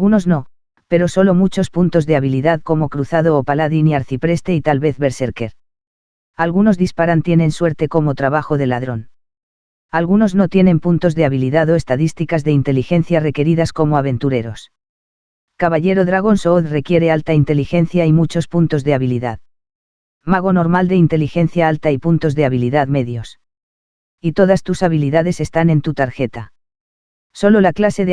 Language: Spanish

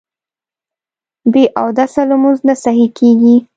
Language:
Pashto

